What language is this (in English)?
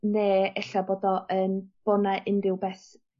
Welsh